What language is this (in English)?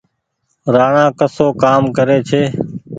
Goaria